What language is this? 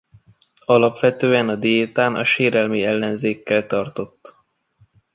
Hungarian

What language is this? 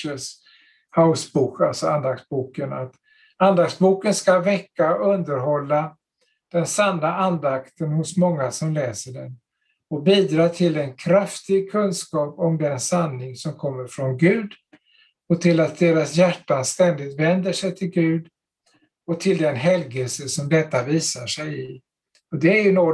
Swedish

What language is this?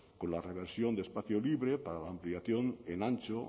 Spanish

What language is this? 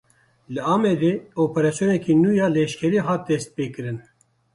Kurdish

